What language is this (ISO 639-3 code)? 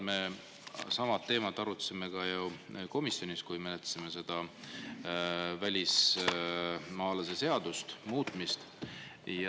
est